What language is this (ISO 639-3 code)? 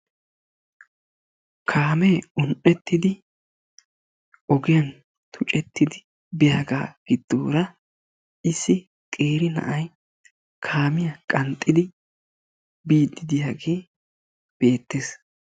wal